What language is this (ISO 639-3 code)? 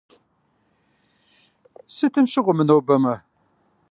kbd